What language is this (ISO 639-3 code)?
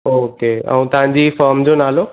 snd